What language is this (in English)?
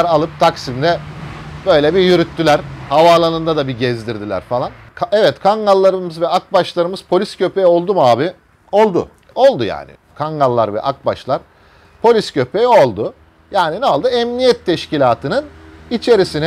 Turkish